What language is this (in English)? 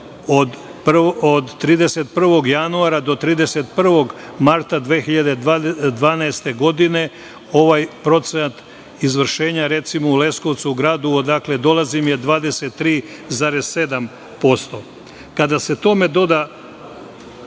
Serbian